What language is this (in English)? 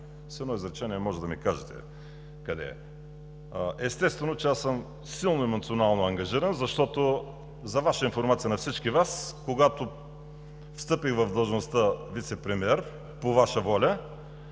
Bulgarian